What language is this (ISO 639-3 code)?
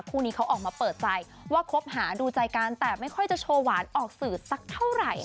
tha